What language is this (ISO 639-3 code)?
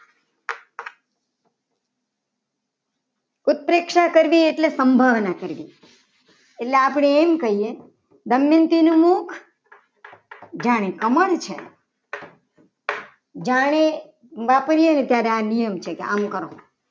guj